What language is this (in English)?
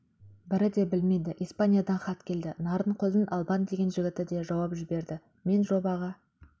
Kazakh